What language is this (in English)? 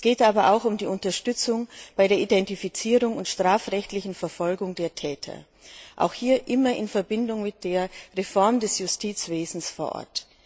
German